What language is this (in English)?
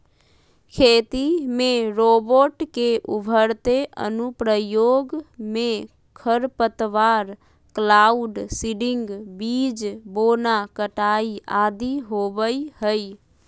Magahi